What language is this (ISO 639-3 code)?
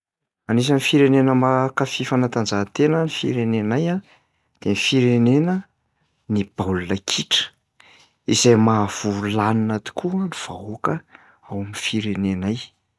mlg